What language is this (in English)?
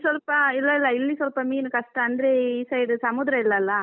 Kannada